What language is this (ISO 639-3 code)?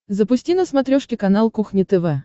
rus